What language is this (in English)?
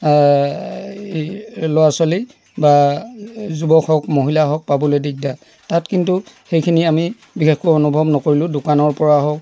Assamese